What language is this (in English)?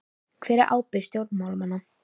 Icelandic